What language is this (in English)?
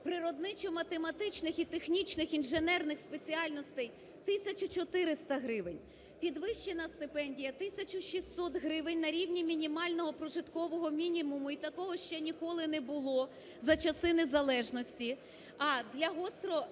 Ukrainian